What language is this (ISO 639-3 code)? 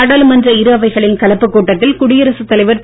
tam